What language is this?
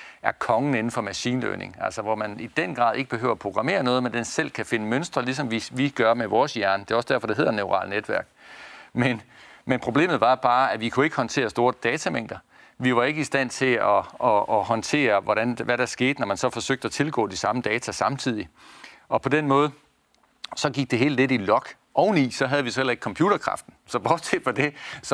Danish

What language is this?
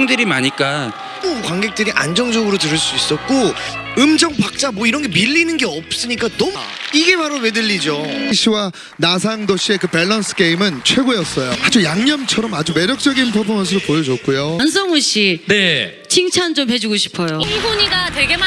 Korean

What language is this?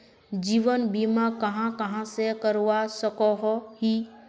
Magahi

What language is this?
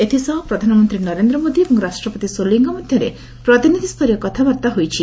Odia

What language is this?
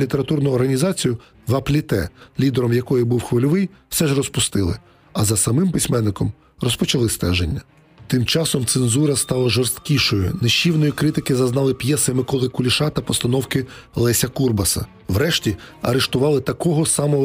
Ukrainian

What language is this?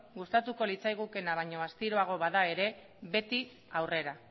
Basque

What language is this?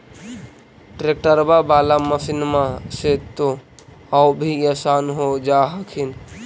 Magahi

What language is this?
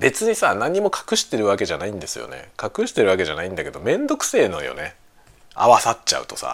Japanese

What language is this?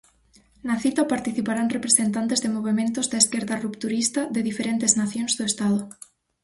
Galician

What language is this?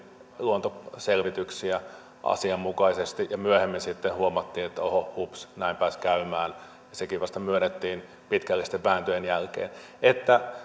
Finnish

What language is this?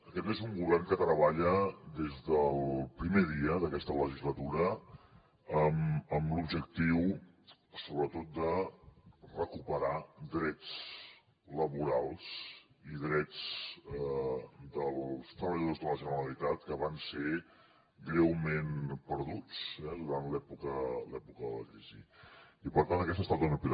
Catalan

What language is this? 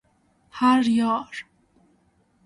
Persian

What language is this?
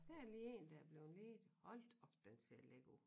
Danish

